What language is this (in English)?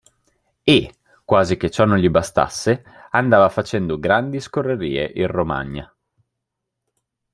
Italian